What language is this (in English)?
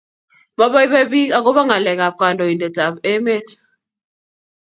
Kalenjin